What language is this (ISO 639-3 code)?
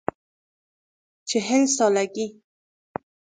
fas